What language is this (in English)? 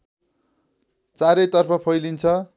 Nepali